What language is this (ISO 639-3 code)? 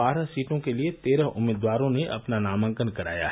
hin